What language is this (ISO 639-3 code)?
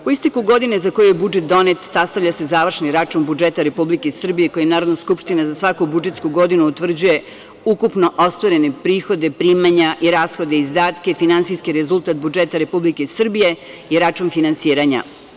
srp